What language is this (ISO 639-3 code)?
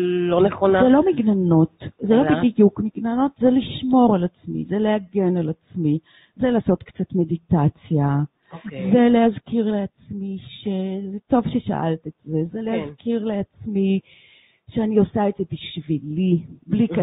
heb